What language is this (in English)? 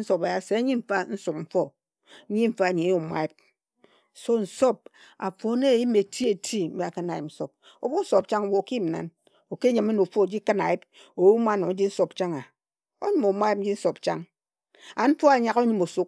Ejagham